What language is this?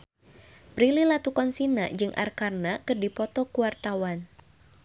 Sundanese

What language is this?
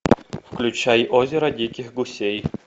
Russian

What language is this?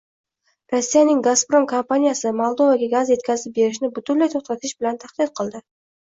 Uzbek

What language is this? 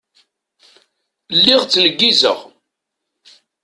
Kabyle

